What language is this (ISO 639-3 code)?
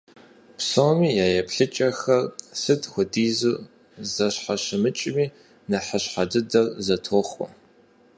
kbd